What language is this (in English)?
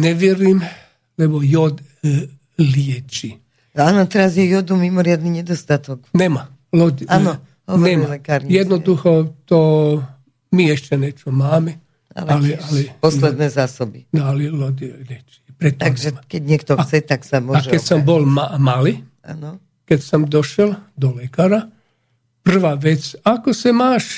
Slovak